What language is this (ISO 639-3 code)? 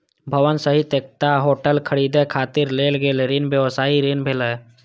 mai